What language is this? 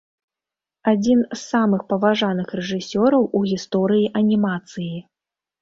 Belarusian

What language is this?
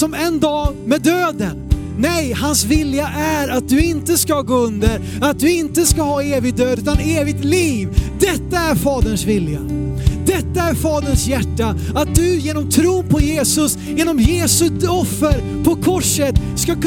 Swedish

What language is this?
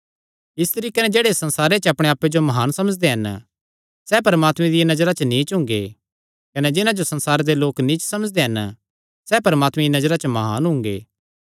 Kangri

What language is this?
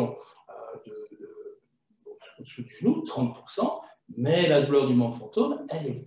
French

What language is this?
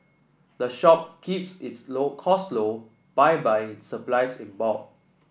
English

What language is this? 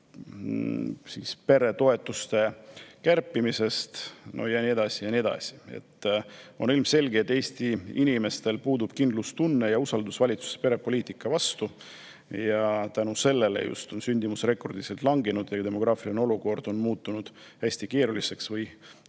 Estonian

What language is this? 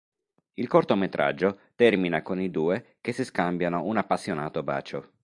Italian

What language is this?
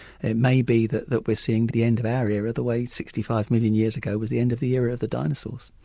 English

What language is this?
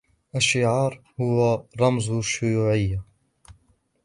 Arabic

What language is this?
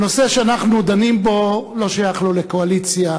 Hebrew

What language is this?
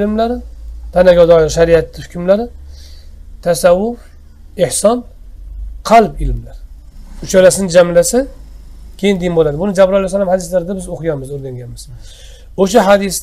Turkish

